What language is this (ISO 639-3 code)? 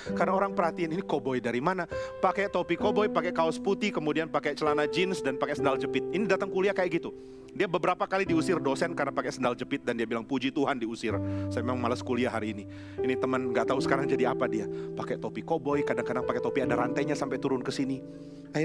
ind